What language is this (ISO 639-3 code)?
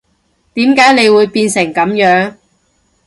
yue